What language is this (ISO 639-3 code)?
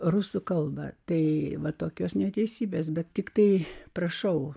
lit